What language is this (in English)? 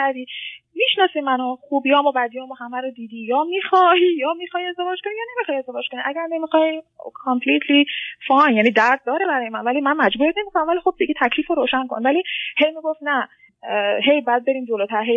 Persian